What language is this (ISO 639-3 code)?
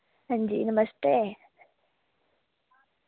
doi